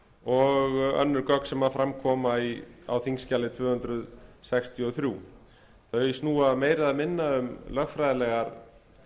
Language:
Icelandic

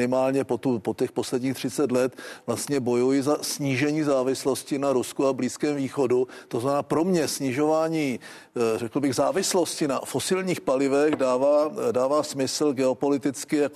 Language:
Czech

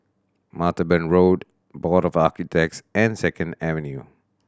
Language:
English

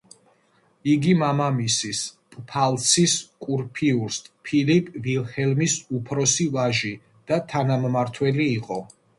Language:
Georgian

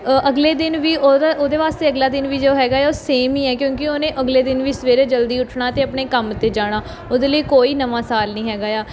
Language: Punjabi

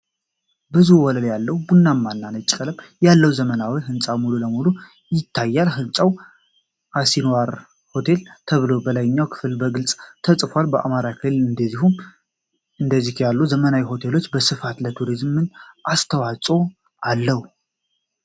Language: Amharic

